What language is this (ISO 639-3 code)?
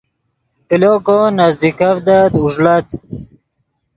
ydg